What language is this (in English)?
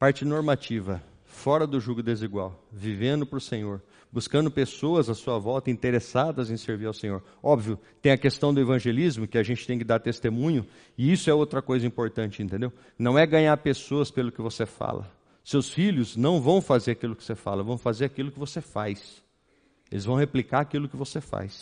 Portuguese